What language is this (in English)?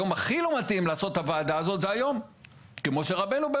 Hebrew